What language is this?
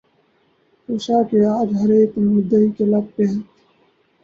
Urdu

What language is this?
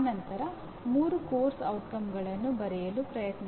Kannada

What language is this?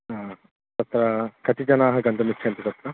Sanskrit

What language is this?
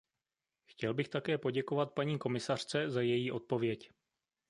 Czech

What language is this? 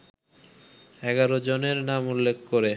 Bangla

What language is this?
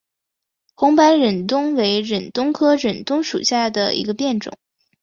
Chinese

